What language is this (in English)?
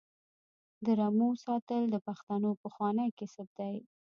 Pashto